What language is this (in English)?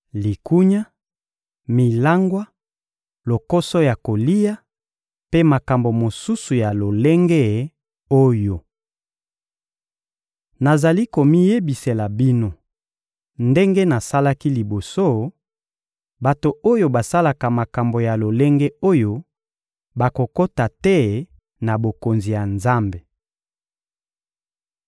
Lingala